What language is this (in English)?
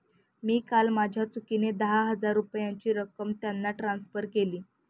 Marathi